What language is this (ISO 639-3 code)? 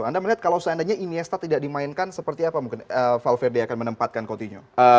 ind